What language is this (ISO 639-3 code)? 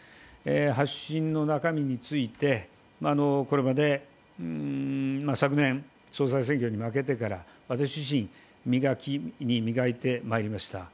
jpn